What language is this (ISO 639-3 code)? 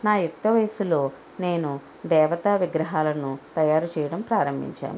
tel